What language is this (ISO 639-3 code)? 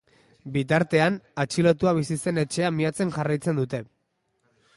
eus